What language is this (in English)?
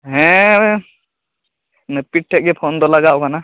Santali